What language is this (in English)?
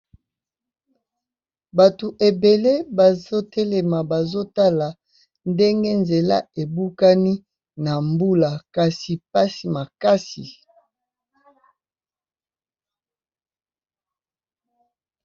Lingala